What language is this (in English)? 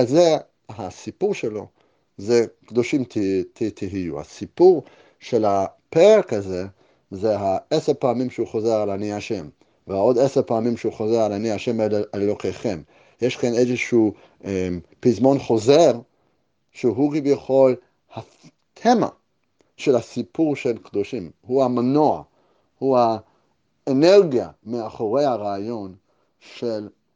Hebrew